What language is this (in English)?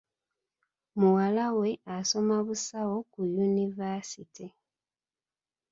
Ganda